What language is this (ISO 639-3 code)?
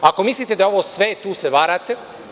srp